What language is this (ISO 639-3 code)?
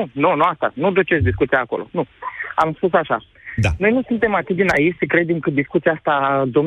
ron